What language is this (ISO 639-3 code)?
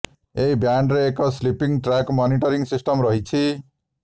ori